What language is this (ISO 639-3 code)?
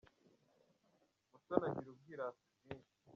kin